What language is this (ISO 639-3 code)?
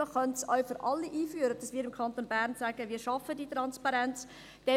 gsw